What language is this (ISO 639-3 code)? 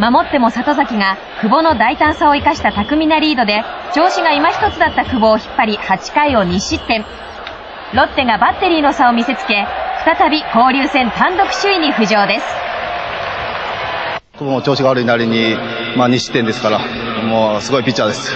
jpn